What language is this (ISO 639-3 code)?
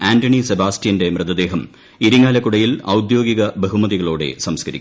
mal